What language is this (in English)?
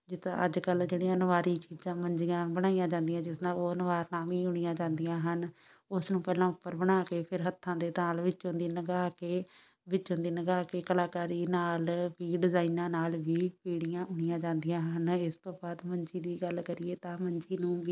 Punjabi